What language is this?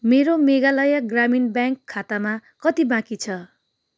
Nepali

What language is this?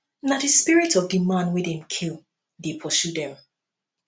Nigerian Pidgin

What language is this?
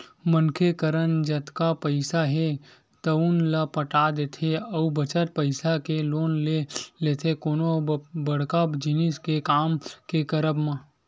Chhattisgarhi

